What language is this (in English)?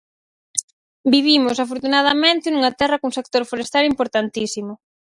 Galician